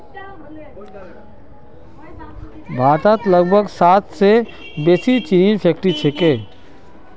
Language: Magahi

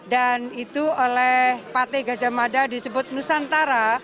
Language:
Indonesian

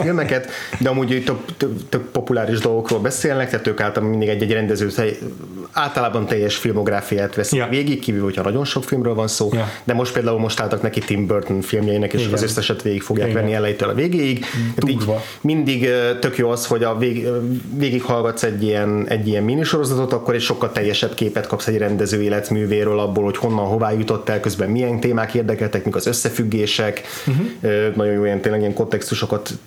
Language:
Hungarian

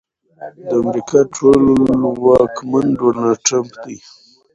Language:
Pashto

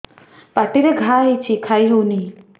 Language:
Odia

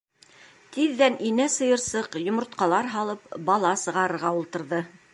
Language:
Bashkir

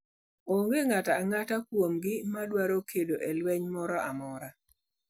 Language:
Luo (Kenya and Tanzania)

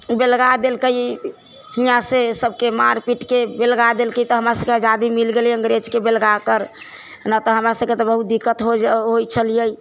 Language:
Maithili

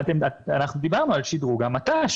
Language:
Hebrew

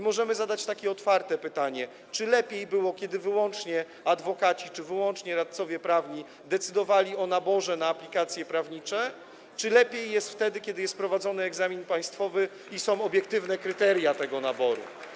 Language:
Polish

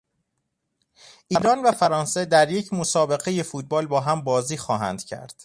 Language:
Persian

